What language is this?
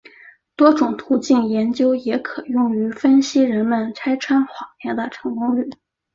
Chinese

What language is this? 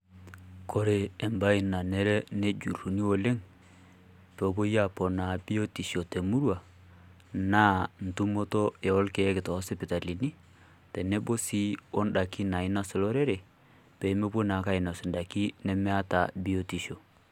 Masai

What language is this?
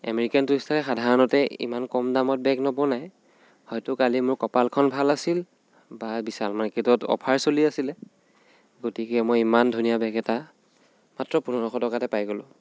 Assamese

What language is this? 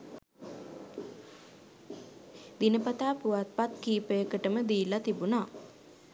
Sinhala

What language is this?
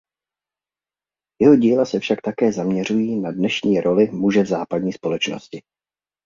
Czech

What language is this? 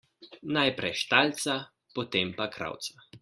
Slovenian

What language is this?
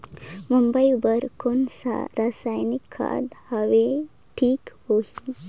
Chhattisgarhi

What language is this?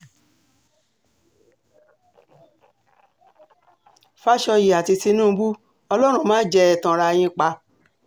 Yoruba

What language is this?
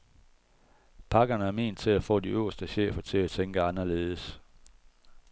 Danish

